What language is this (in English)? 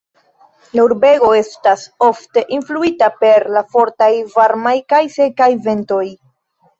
Esperanto